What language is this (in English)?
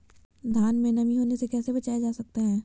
Magahi